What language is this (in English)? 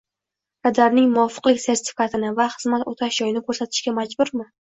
Uzbek